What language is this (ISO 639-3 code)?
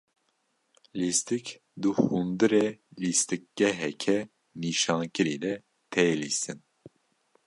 kur